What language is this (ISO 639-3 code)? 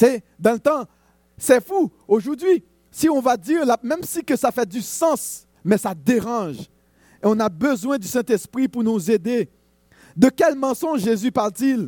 fra